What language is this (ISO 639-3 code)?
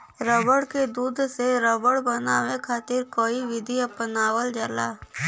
bho